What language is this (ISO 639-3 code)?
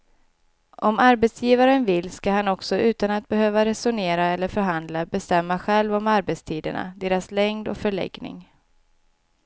swe